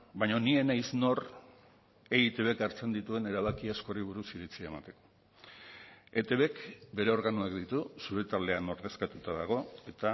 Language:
Basque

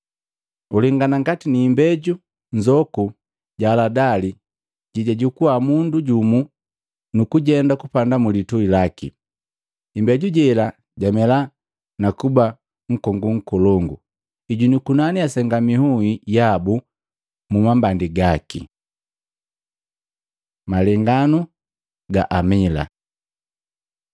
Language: Matengo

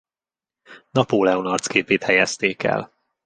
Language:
Hungarian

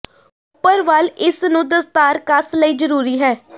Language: Punjabi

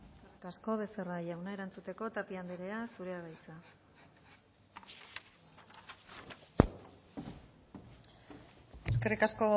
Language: Basque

